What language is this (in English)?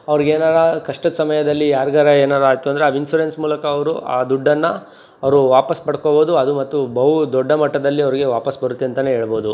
Kannada